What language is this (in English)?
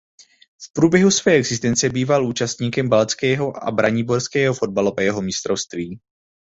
Czech